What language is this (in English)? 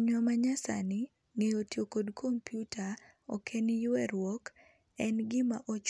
Luo (Kenya and Tanzania)